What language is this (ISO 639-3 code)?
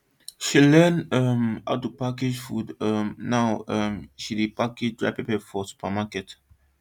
pcm